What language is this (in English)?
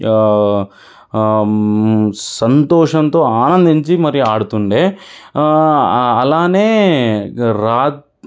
Telugu